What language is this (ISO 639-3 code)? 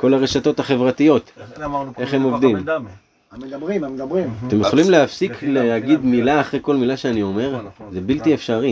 heb